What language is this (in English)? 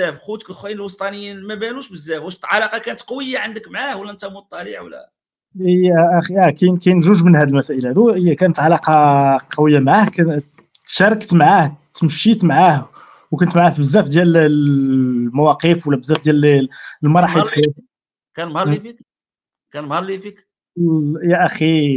Arabic